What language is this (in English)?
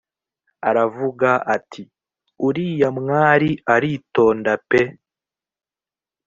Kinyarwanda